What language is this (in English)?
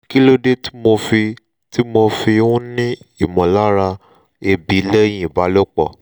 Yoruba